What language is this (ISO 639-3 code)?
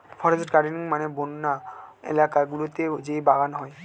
ben